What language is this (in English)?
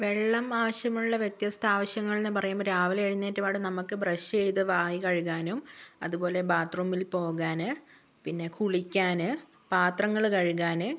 Malayalam